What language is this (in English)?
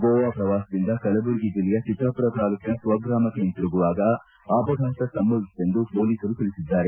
Kannada